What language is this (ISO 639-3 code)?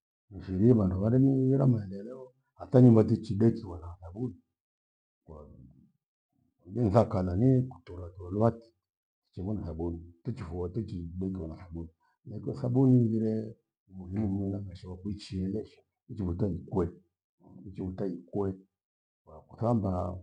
gwe